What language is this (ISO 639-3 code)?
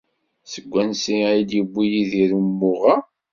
kab